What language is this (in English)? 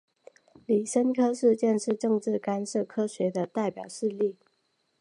Chinese